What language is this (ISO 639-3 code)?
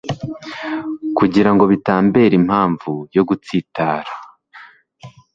kin